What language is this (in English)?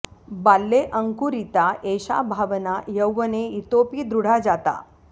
Sanskrit